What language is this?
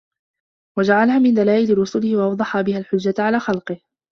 Arabic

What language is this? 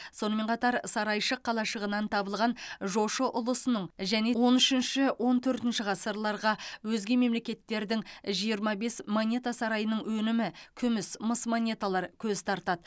Kazakh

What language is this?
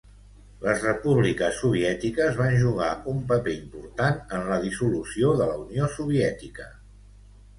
Catalan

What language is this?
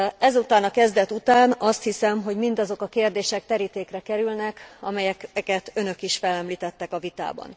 Hungarian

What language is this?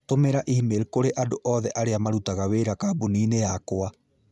Kikuyu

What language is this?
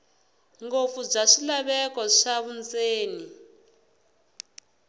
Tsonga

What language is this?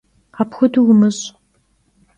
Kabardian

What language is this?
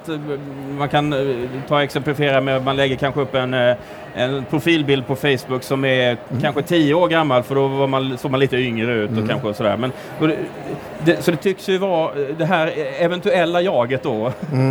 Swedish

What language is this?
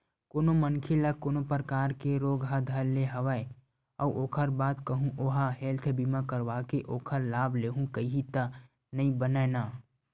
Chhattisgarhi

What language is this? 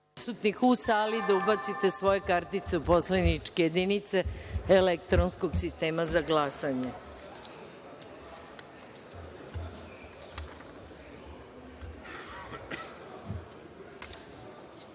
Serbian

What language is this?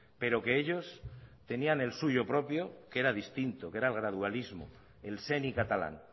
Spanish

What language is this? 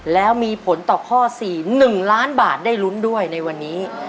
Thai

